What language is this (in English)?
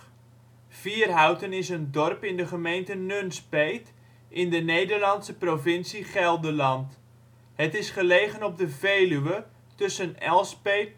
Dutch